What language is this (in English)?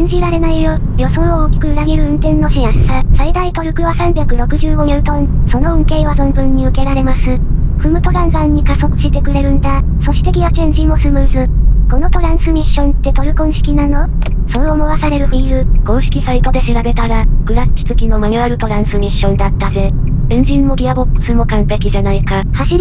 Japanese